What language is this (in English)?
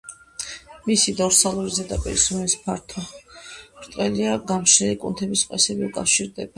Georgian